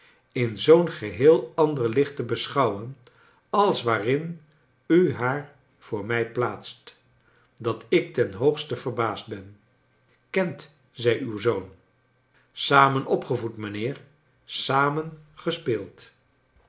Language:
Dutch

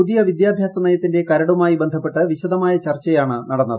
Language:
Malayalam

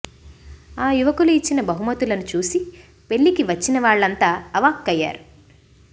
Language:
Telugu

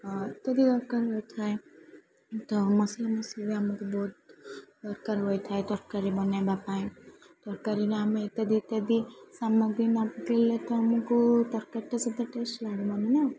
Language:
Odia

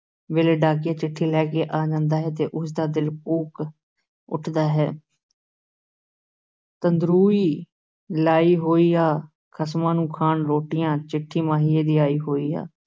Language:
Punjabi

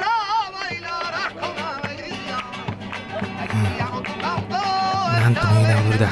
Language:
Japanese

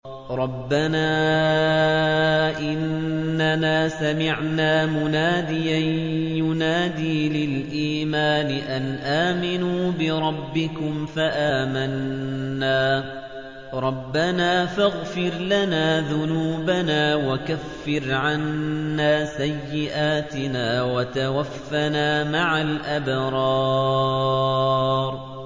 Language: Arabic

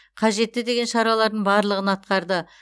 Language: Kazakh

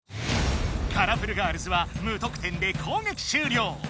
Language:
Japanese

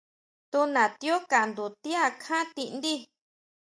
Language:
Huautla Mazatec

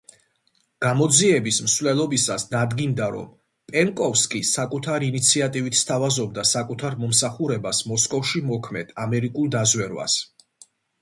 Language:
Georgian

